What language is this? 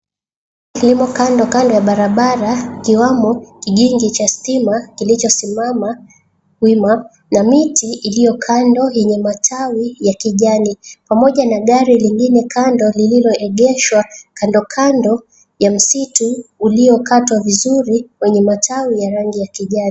Swahili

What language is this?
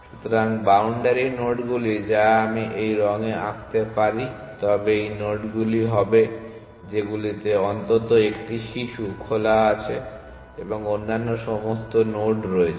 Bangla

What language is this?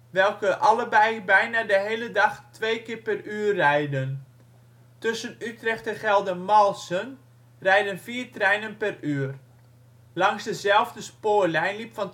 Dutch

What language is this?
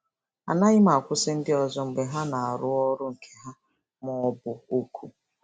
Igbo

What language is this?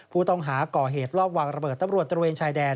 Thai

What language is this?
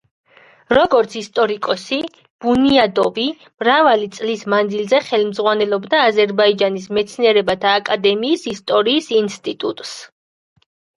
Georgian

